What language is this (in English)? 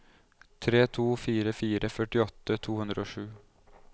Norwegian